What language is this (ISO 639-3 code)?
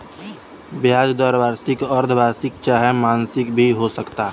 bho